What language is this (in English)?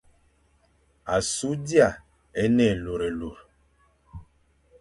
Fang